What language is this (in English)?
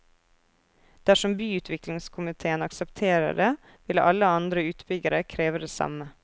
Norwegian